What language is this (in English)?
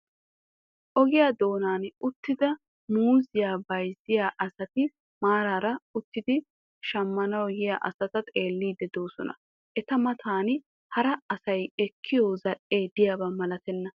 Wolaytta